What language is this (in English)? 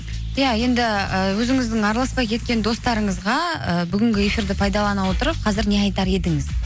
Kazakh